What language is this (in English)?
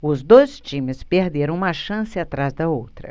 Portuguese